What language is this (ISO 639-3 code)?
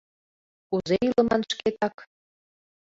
chm